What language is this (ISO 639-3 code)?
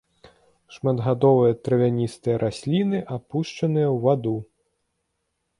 bel